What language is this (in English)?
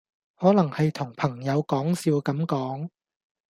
Cantonese